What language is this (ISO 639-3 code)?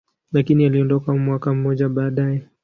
swa